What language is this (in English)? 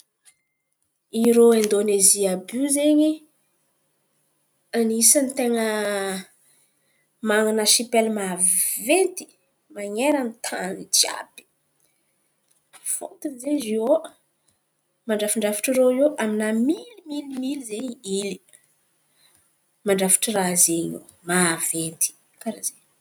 Antankarana Malagasy